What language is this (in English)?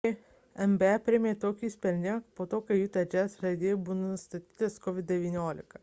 Lithuanian